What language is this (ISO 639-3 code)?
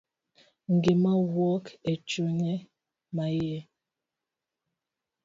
luo